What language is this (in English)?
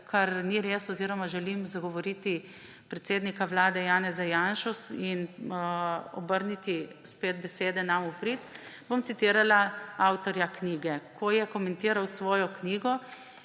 Slovenian